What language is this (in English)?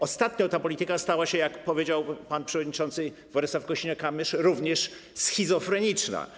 Polish